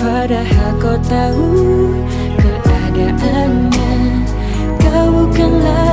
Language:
Indonesian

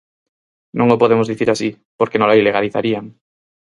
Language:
Galician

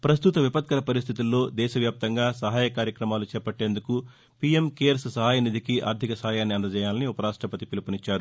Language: Telugu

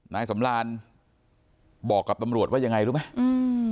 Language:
Thai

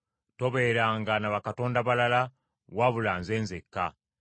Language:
Ganda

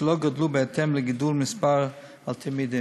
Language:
Hebrew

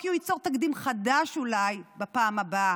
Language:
Hebrew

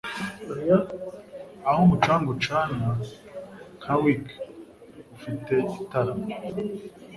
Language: Kinyarwanda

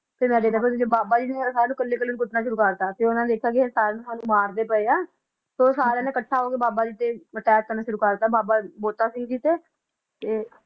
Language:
Punjabi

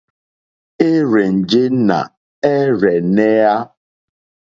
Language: Mokpwe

